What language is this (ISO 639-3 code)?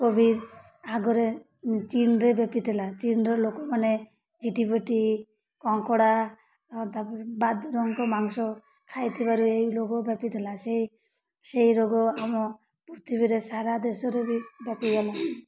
ori